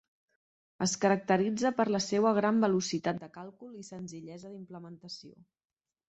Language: Catalan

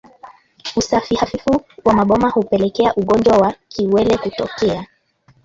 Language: Swahili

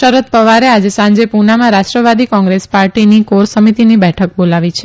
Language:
Gujarati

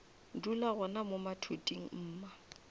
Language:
Northern Sotho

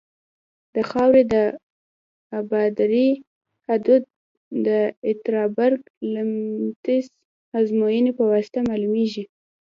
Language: Pashto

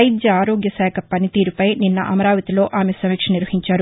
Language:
Telugu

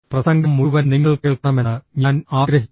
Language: Malayalam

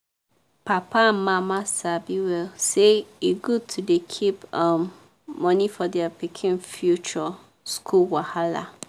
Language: Nigerian Pidgin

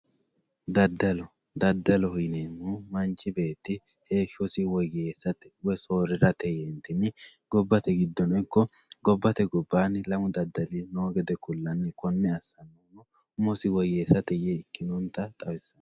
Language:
Sidamo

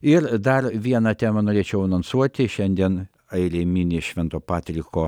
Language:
Lithuanian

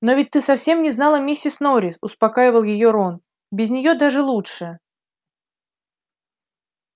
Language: Russian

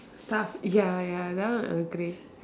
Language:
English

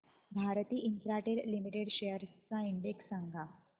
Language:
Marathi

